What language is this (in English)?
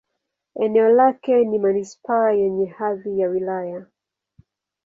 Swahili